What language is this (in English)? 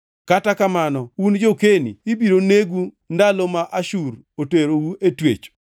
Luo (Kenya and Tanzania)